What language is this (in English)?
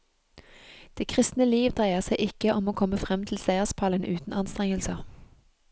Norwegian